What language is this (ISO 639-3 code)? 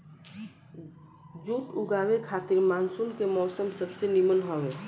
bho